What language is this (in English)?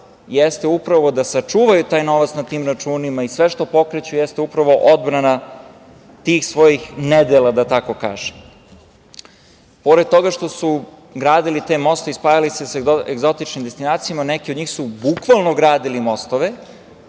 Serbian